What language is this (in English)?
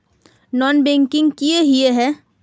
Magahi